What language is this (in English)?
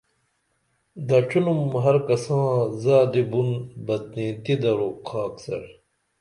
Dameli